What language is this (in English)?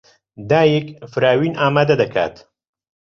Central Kurdish